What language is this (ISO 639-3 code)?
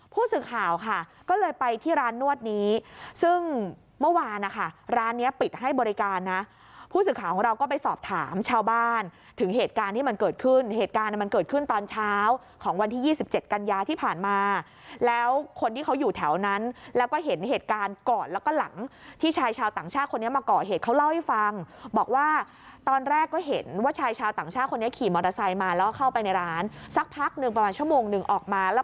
tha